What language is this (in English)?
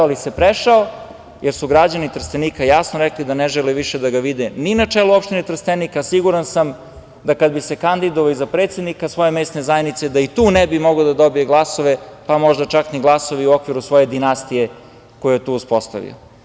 Serbian